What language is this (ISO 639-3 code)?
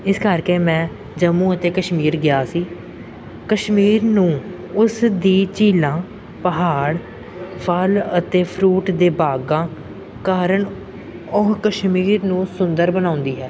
pan